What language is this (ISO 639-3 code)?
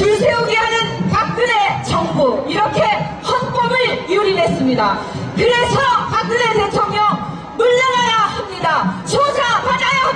kor